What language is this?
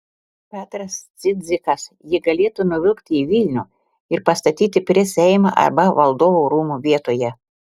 Lithuanian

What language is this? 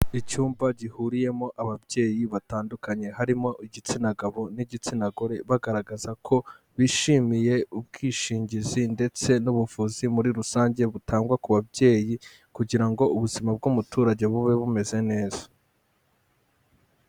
Kinyarwanda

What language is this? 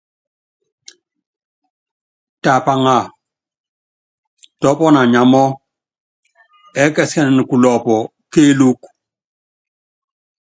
Yangben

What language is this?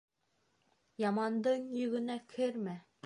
Bashkir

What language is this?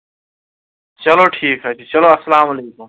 Kashmiri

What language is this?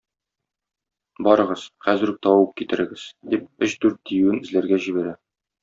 Tatar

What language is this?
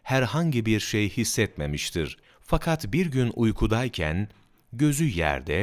Turkish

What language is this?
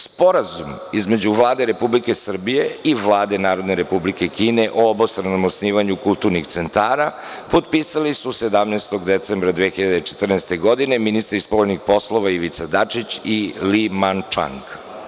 Serbian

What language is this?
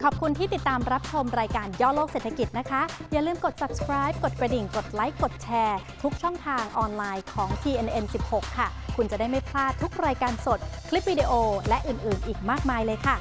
Thai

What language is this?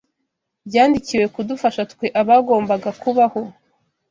Kinyarwanda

